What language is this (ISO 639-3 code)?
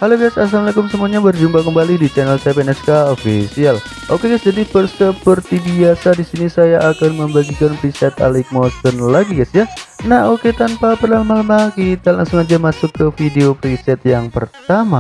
ind